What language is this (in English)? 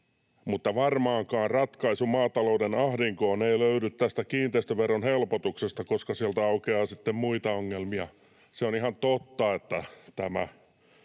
Finnish